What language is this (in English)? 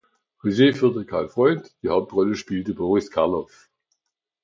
German